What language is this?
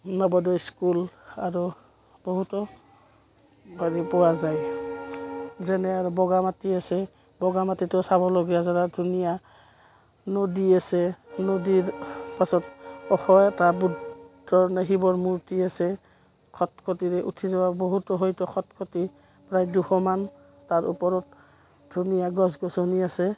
Assamese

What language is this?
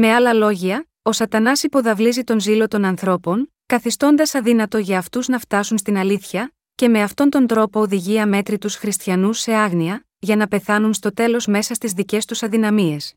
Greek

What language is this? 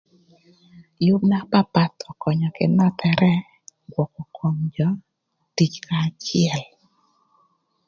Thur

